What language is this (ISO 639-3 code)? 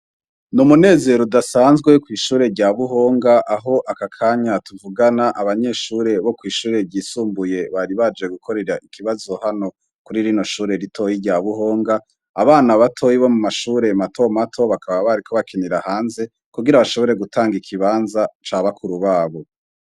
run